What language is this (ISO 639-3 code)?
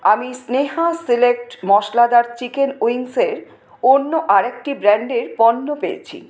ben